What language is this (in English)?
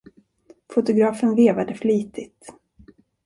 Swedish